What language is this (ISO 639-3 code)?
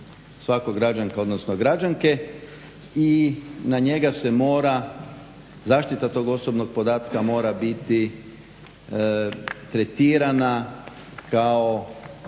hrv